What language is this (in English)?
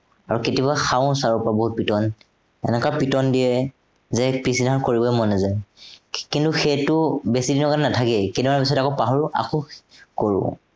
Assamese